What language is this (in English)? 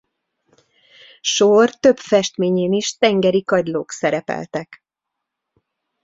Hungarian